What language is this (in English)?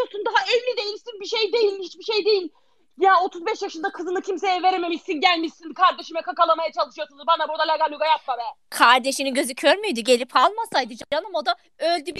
Turkish